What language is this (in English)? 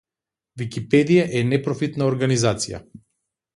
Macedonian